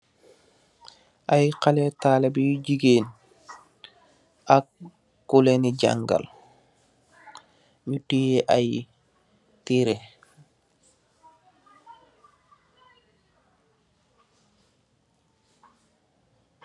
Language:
Wolof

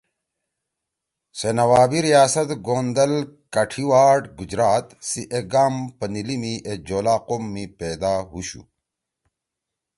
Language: Torwali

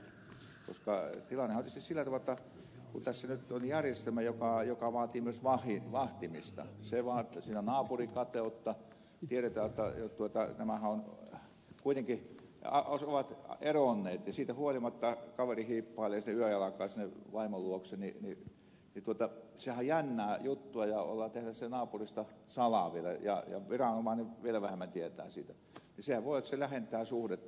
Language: Finnish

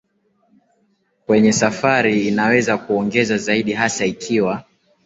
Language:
Swahili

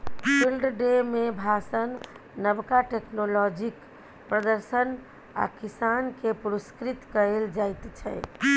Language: Maithili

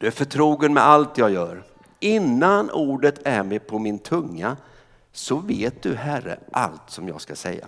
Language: Swedish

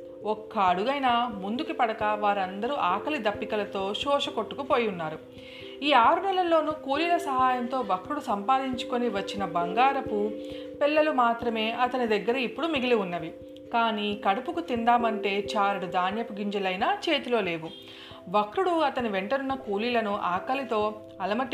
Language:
Telugu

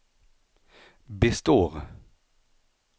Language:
Swedish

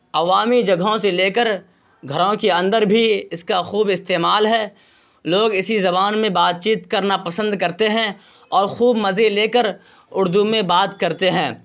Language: Urdu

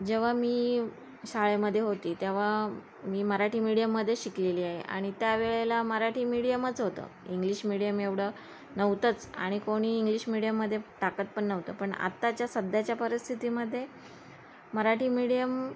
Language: Marathi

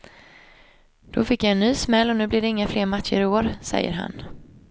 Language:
Swedish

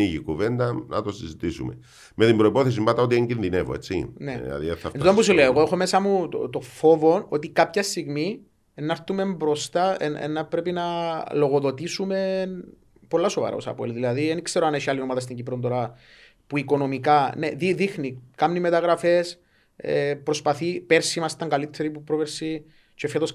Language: Greek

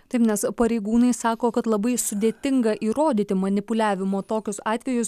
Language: Lithuanian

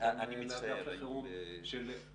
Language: Hebrew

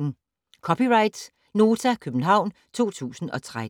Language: Danish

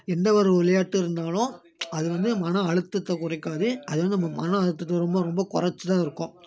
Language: Tamil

